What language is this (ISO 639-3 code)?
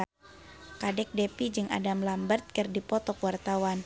sun